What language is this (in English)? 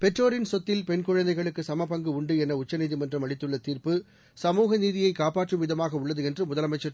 Tamil